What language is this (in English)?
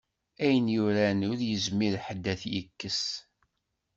Kabyle